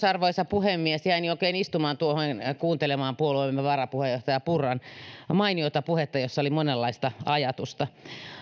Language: Finnish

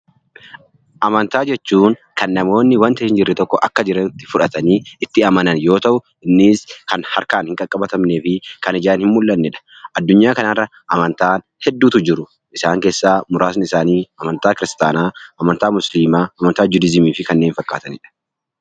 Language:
Oromo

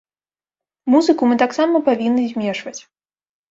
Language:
Belarusian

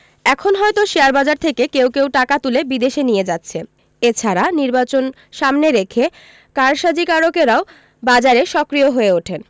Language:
Bangla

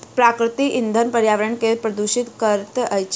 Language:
Maithili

